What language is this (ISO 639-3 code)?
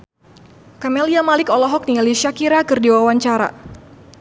sun